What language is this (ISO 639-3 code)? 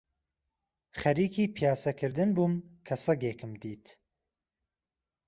ckb